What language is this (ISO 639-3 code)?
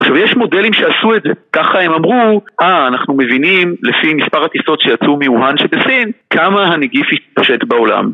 heb